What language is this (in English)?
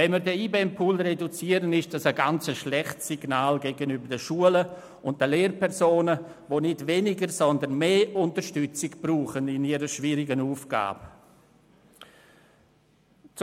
Swiss German